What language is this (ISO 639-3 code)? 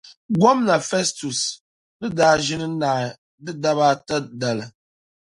dag